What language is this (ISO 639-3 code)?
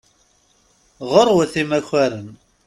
kab